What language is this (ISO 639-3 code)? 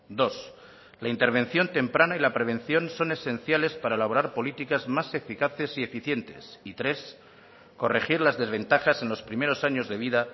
spa